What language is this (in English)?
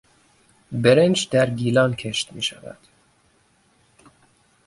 Persian